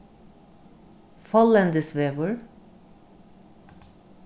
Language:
Faroese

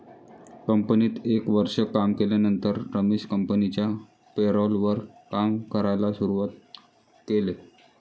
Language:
Marathi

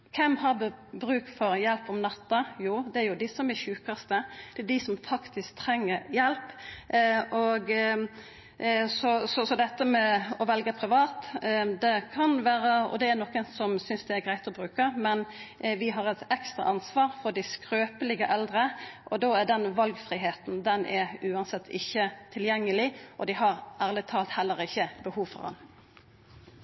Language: Norwegian Nynorsk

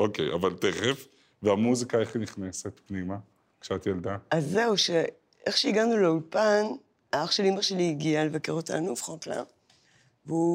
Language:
Hebrew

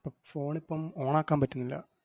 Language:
Malayalam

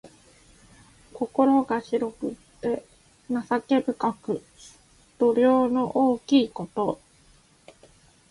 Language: Japanese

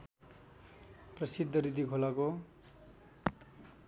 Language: Nepali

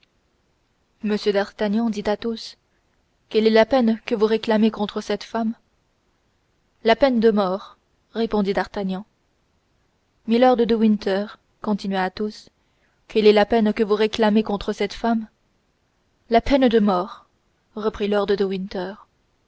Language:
French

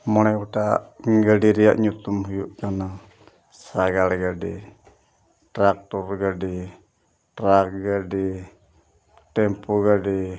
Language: Santali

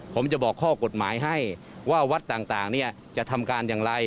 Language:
Thai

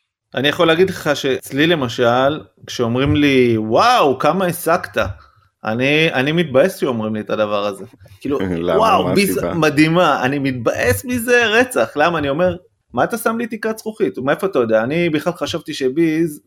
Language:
Hebrew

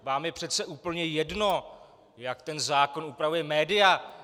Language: Czech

